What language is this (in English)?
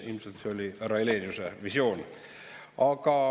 Estonian